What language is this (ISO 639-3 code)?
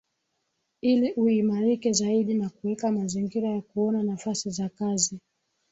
swa